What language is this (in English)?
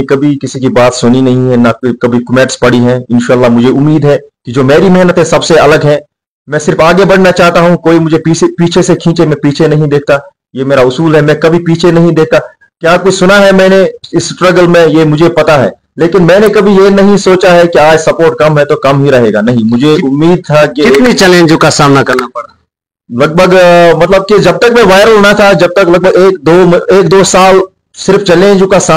Hindi